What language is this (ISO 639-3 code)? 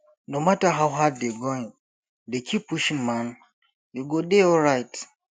pcm